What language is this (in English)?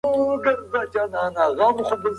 Pashto